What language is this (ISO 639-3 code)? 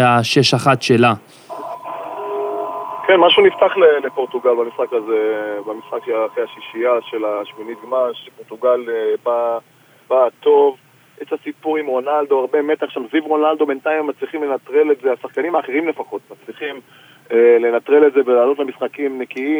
heb